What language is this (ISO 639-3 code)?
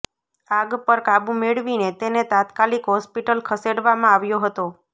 guj